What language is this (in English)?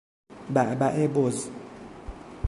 Persian